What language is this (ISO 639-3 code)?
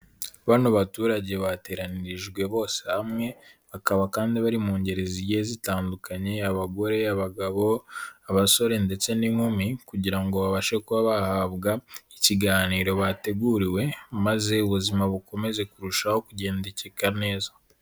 kin